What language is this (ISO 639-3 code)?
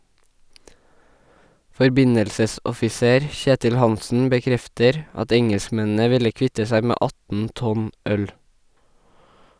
nor